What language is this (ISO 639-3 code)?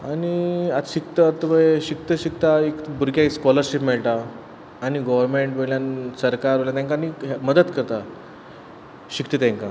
kok